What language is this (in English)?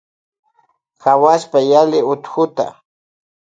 Loja Highland Quichua